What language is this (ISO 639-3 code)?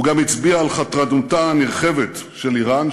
heb